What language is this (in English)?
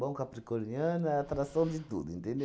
Portuguese